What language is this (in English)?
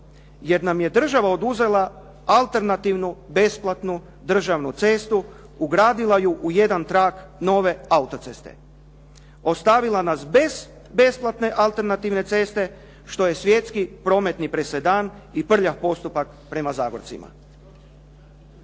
Croatian